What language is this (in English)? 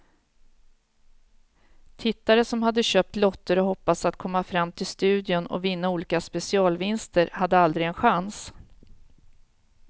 Swedish